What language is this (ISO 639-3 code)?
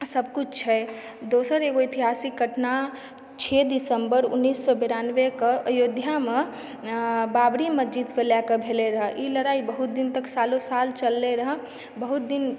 mai